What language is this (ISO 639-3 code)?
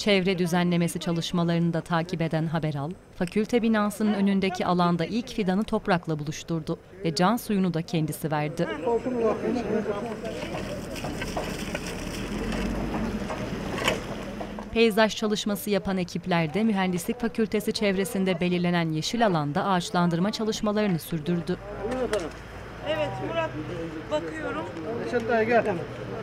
tur